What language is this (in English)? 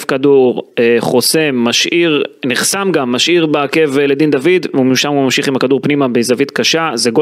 Hebrew